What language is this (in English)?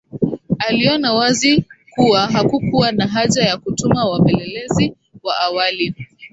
Swahili